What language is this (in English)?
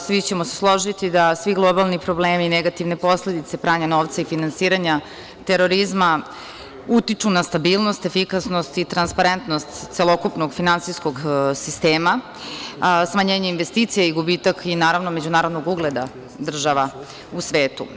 Serbian